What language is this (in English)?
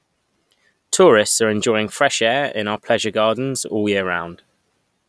English